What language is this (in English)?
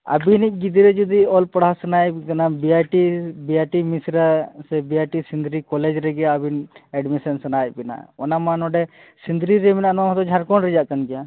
Santali